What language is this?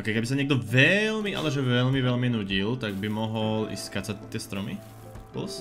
Slovak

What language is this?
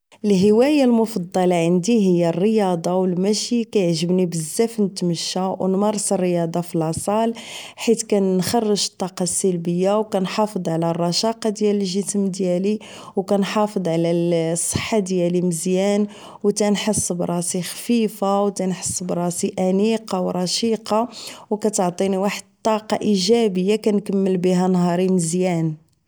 Moroccan Arabic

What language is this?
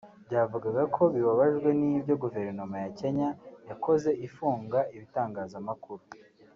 Kinyarwanda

